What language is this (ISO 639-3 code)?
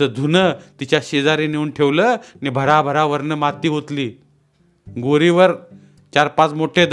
mar